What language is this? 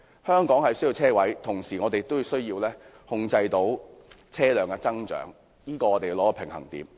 Cantonese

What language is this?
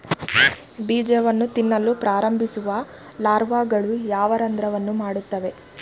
Kannada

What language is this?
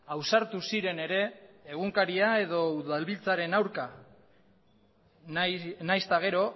Basque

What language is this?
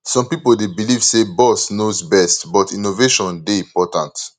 Nigerian Pidgin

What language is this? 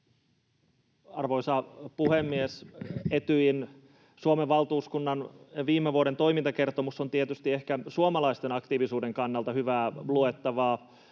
Finnish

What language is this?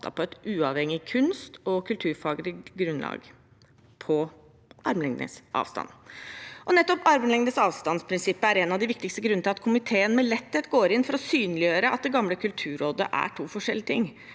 Norwegian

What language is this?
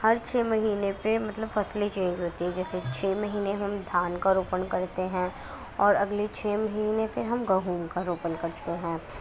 Urdu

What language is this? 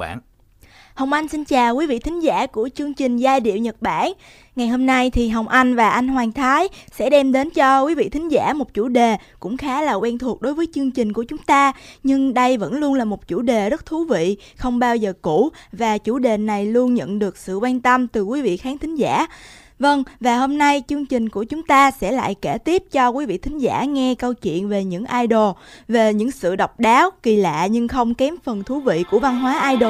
Vietnamese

